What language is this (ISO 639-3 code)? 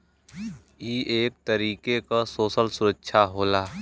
bho